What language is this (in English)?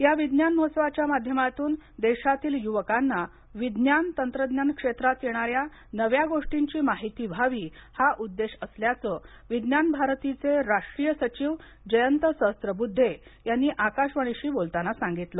Marathi